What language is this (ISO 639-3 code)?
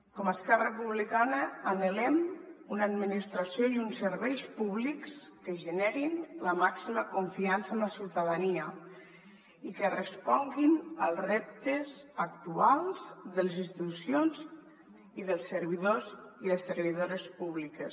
cat